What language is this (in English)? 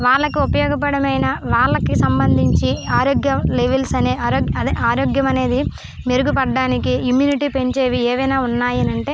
Telugu